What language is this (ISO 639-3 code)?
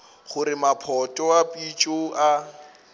nso